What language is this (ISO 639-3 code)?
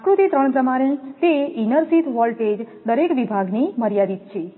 guj